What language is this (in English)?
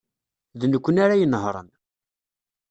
Kabyle